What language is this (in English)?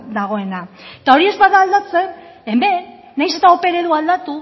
Basque